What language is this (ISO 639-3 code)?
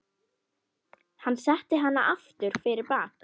isl